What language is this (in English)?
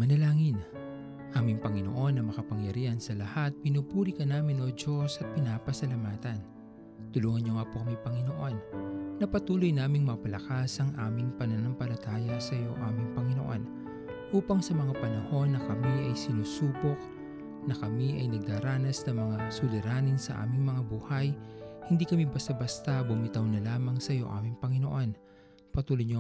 Filipino